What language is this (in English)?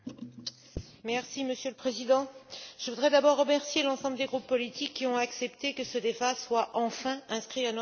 French